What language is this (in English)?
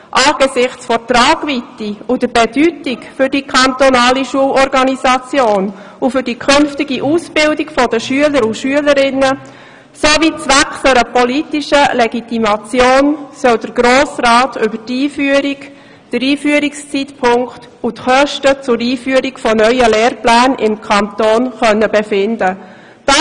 Swiss German